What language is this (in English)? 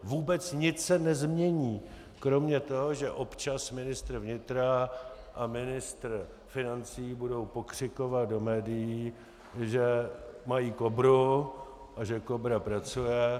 Czech